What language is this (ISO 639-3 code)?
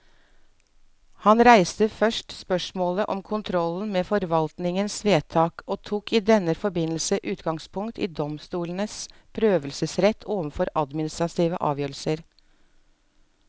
nor